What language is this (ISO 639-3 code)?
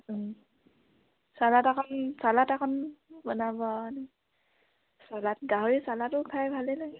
asm